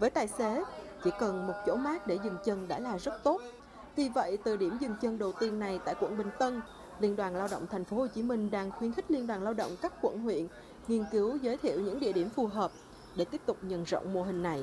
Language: Vietnamese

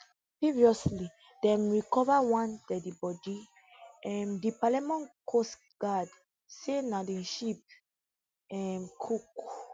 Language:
Nigerian Pidgin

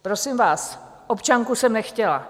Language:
Czech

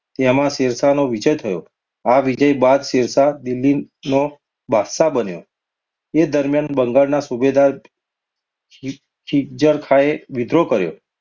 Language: Gujarati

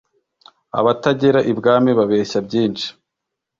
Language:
Kinyarwanda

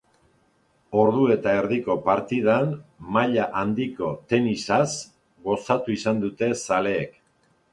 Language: Basque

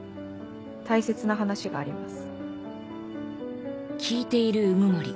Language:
Japanese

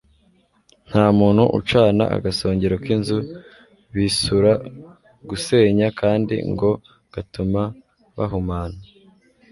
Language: Kinyarwanda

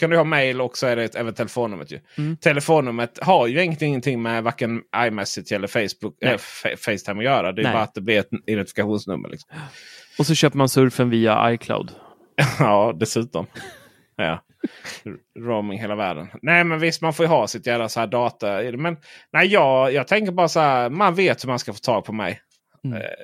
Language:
Swedish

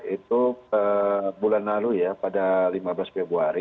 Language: Indonesian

